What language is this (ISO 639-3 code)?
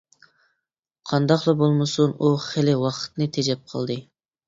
uig